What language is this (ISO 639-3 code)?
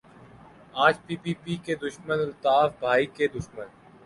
urd